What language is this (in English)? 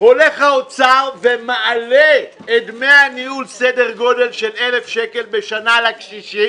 Hebrew